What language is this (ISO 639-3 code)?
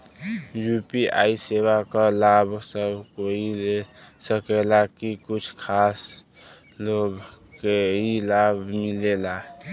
bho